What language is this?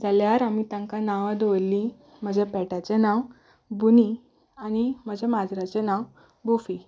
Konkani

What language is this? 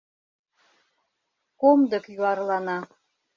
Mari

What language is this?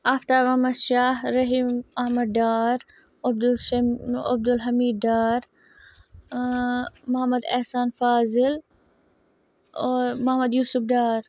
Kashmiri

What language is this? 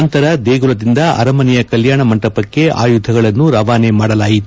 Kannada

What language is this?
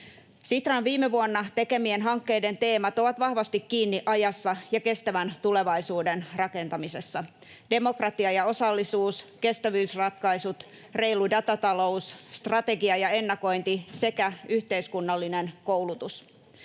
Finnish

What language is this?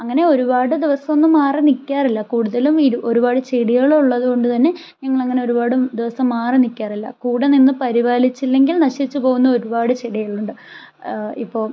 Malayalam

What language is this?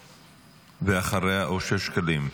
Hebrew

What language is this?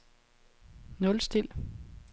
Danish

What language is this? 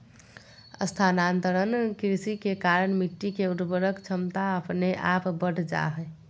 Magahi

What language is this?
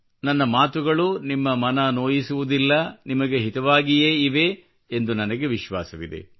Kannada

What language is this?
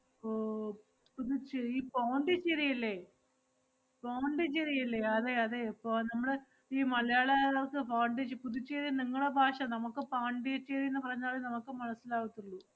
Malayalam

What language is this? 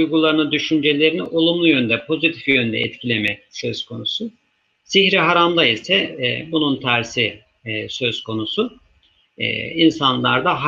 Turkish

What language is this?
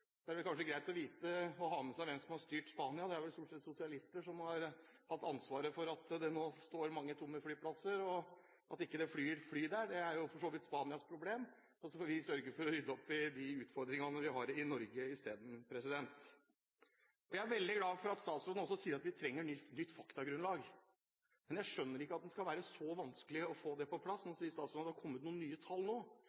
Norwegian Bokmål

